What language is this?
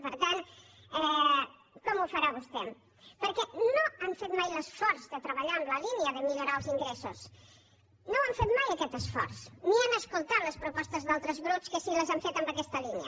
Catalan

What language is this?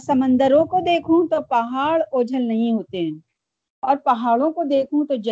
Urdu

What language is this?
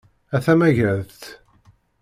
Kabyle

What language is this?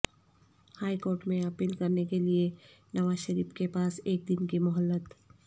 Urdu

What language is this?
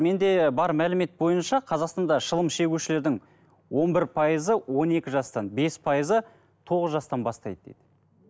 Kazakh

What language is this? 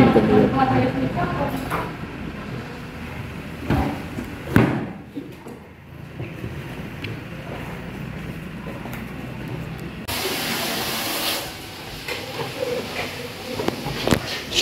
Indonesian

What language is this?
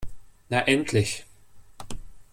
German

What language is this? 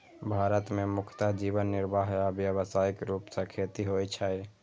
Maithili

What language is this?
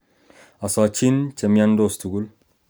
Kalenjin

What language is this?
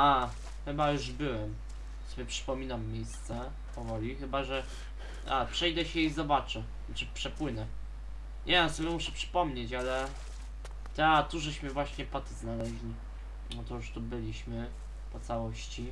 Polish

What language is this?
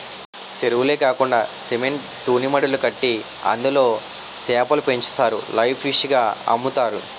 Telugu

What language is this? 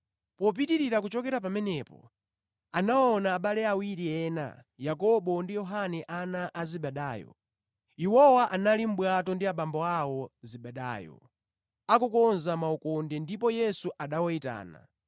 Nyanja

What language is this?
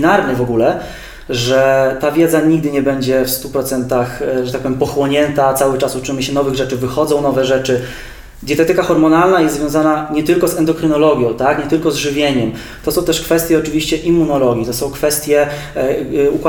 Polish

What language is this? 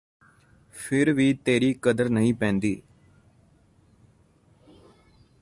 Punjabi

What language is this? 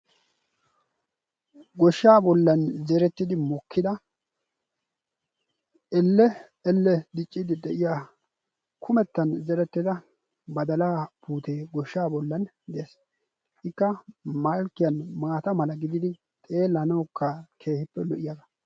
Wolaytta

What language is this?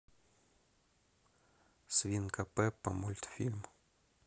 Russian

